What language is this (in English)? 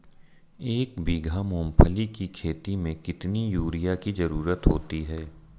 Hindi